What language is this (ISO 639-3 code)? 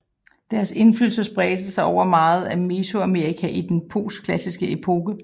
dan